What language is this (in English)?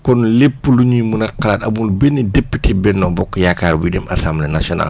Wolof